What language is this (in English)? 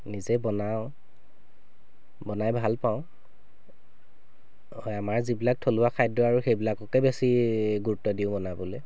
Assamese